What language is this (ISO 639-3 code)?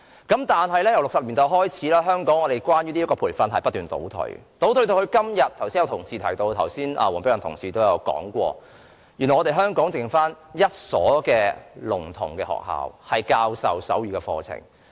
yue